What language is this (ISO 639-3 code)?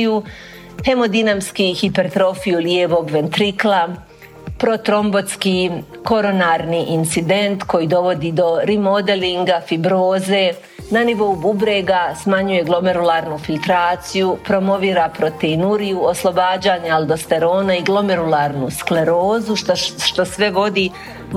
hrv